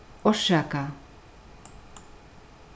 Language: Faroese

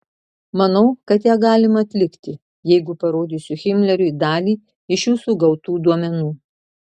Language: Lithuanian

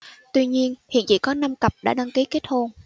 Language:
Vietnamese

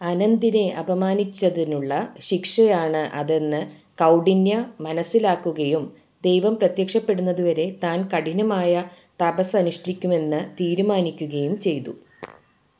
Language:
Malayalam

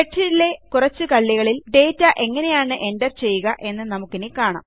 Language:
Malayalam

